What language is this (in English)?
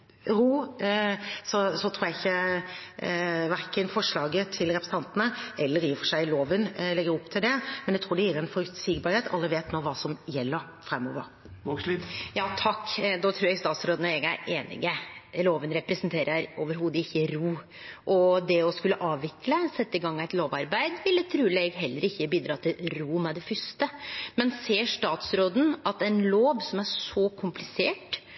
Norwegian